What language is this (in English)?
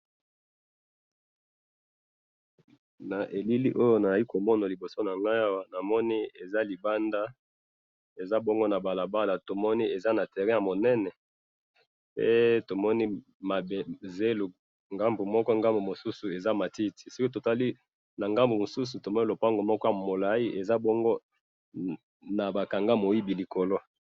Lingala